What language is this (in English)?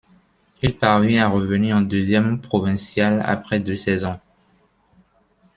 French